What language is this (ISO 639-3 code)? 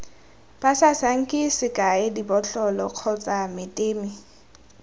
tsn